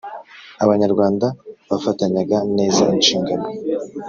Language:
Kinyarwanda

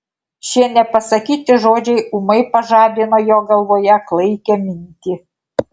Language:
Lithuanian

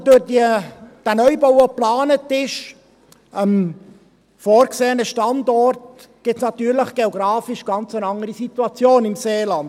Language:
Swiss German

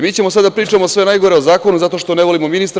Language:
Serbian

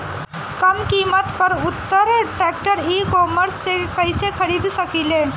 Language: Bhojpuri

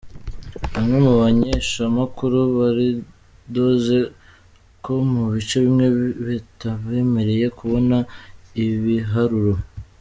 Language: Kinyarwanda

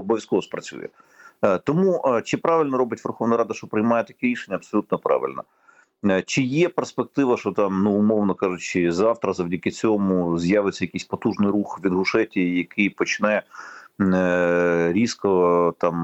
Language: Ukrainian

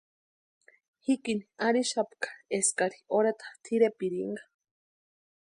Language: Western Highland Purepecha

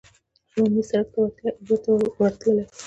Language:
Pashto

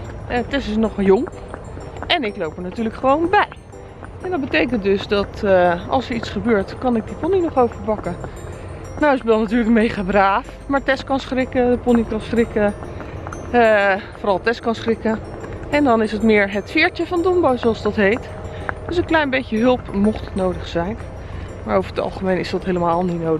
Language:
Dutch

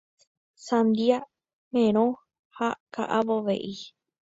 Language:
Guarani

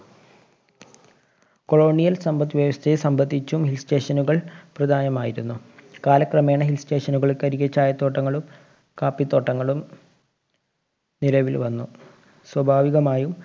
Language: Malayalam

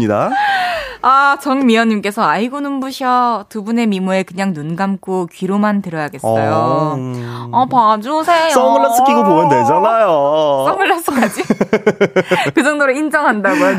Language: Korean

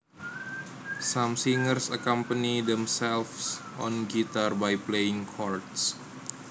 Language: Javanese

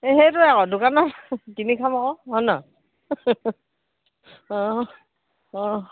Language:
Assamese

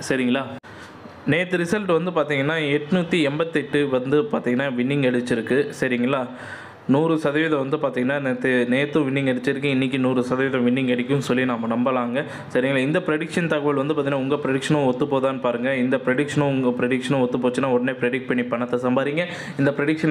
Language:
Tamil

